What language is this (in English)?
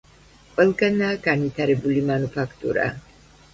Georgian